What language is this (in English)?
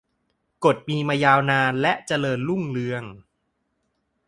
Thai